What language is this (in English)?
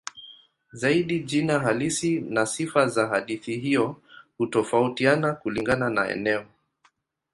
Swahili